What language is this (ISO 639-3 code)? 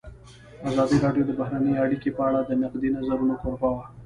pus